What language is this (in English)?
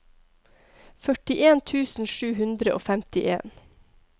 Norwegian